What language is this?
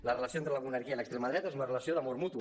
Catalan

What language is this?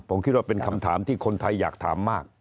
Thai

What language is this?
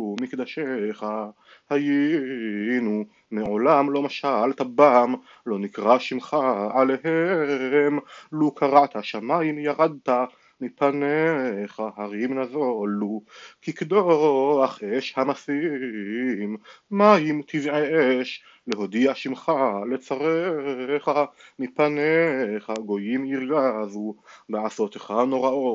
Hebrew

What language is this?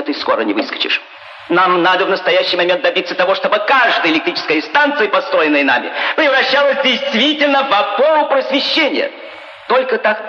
Russian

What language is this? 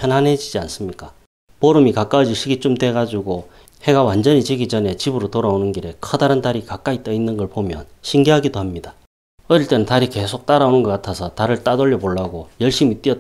Korean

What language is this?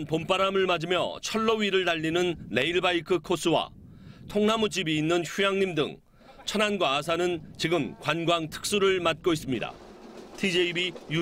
Korean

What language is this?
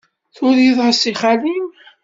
Kabyle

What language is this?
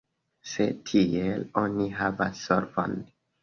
Esperanto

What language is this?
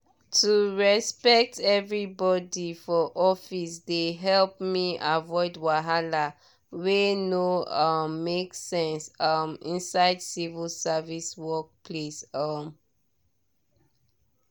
Nigerian Pidgin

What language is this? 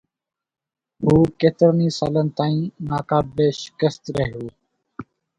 Sindhi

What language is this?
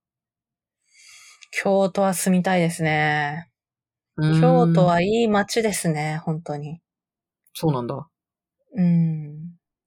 Japanese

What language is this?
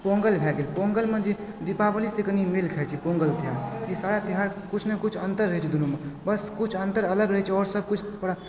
Maithili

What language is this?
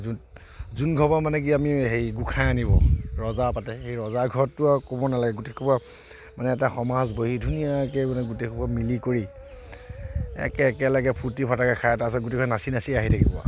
Assamese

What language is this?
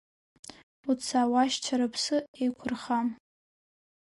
Abkhazian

